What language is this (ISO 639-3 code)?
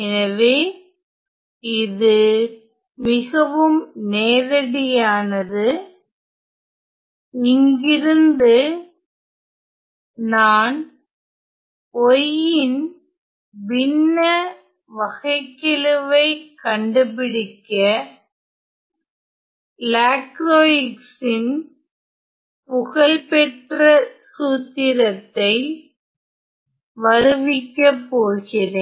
tam